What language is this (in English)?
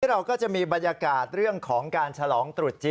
Thai